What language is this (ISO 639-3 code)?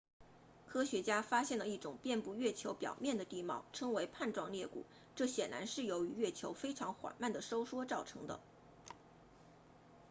zho